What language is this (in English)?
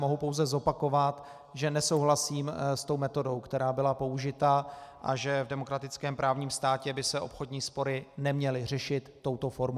Czech